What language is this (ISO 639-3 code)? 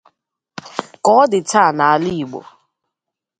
ibo